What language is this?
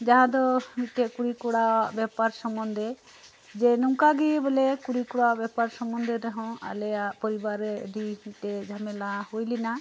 Santali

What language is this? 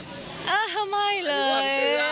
Thai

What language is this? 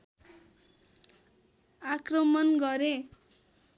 Nepali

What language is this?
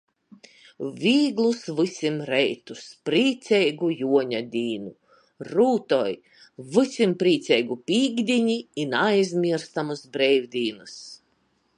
Latgalian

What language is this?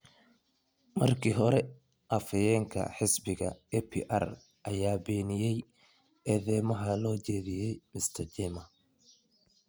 Somali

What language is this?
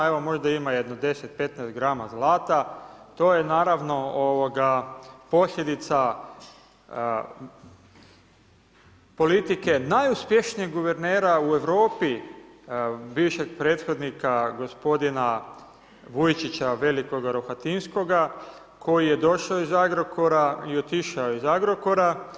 Croatian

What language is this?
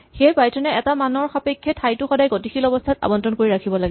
Assamese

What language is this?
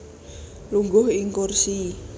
Javanese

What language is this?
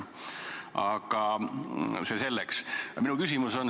Estonian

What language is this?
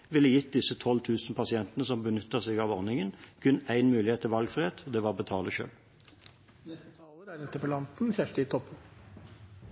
Norwegian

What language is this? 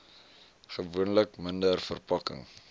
Afrikaans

